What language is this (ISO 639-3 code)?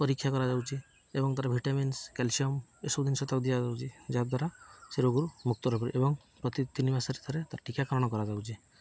ori